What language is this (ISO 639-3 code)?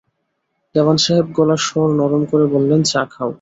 ben